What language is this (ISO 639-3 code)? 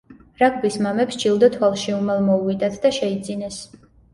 kat